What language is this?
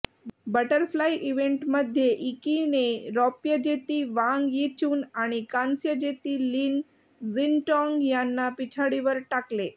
Marathi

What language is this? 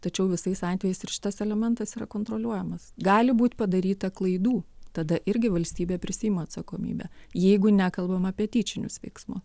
Lithuanian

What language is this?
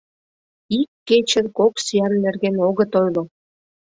Mari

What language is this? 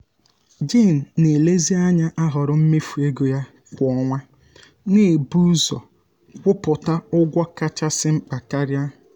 Igbo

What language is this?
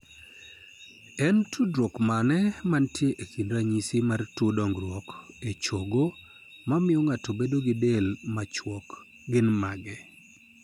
Luo (Kenya and Tanzania)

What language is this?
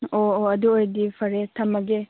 Manipuri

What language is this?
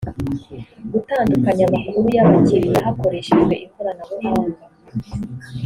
Kinyarwanda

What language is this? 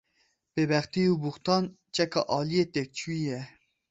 Kurdish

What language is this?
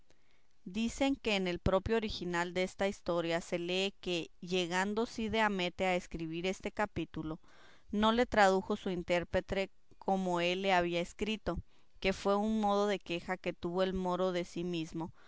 Spanish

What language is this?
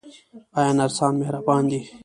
Pashto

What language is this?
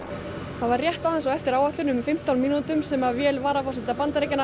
Icelandic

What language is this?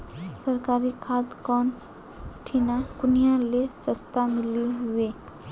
Magahi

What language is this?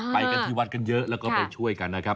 Thai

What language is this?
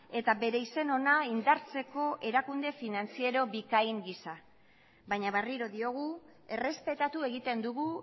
Basque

